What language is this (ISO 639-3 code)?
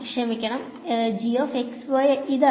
mal